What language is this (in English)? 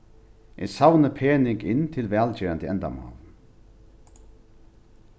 Faroese